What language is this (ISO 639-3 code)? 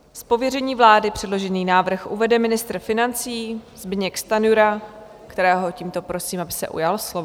ces